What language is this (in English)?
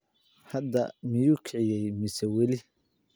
Somali